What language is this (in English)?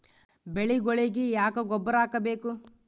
Kannada